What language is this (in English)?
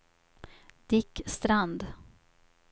Swedish